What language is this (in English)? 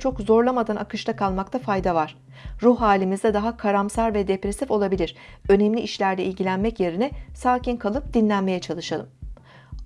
Turkish